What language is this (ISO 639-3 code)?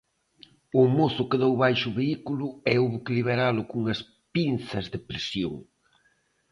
glg